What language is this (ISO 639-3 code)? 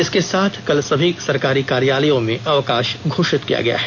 hin